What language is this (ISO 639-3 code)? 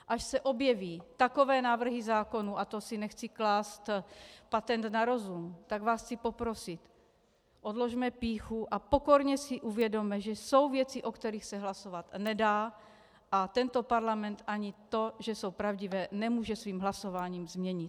ces